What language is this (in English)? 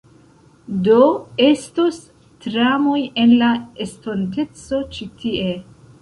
Esperanto